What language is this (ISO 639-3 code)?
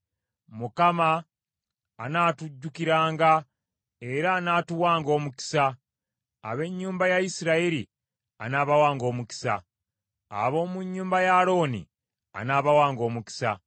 lug